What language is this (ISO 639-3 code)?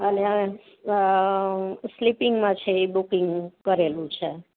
guj